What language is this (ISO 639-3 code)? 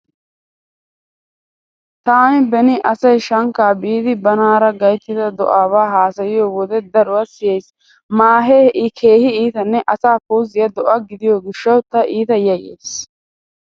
wal